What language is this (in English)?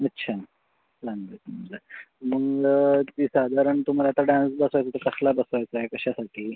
Marathi